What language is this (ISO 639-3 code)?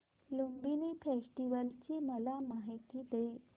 mar